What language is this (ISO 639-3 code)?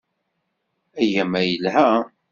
kab